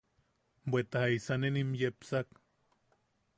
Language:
Yaqui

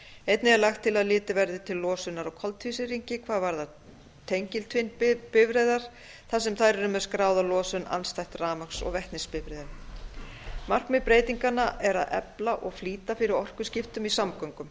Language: Icelandic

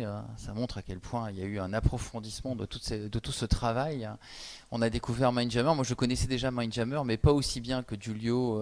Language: French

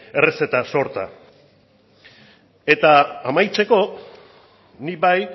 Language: Basque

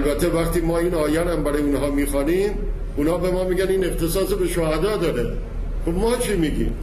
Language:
Persian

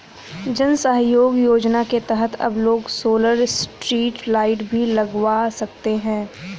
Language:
Hindi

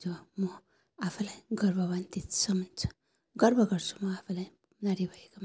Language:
Nepali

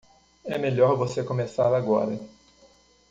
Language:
Portuguese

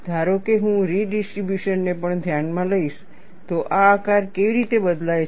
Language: Gujarati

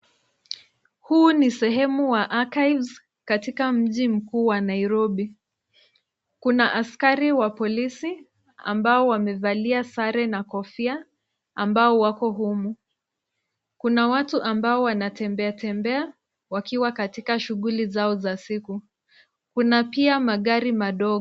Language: Swahili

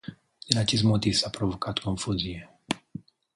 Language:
Romanian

